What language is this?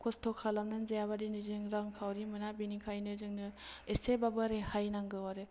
Bodo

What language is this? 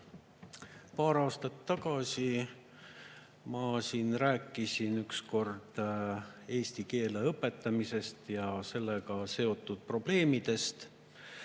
Estonian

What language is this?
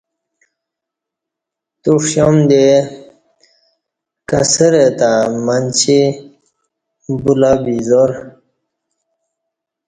Kati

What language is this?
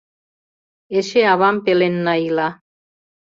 Mari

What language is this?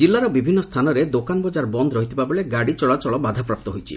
Odia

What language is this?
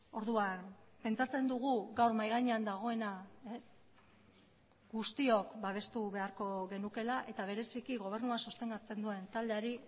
Basque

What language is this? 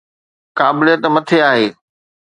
Sindhi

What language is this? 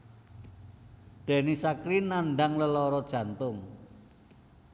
Javanese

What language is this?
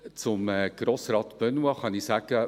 Swiss German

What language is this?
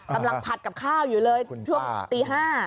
Thai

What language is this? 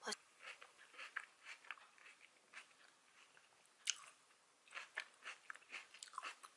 Korean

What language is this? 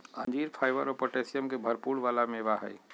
Magahi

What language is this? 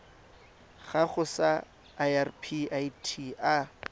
Tswana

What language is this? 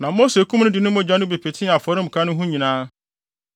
Akan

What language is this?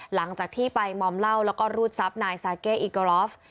Thai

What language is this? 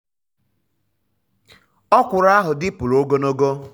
Igbo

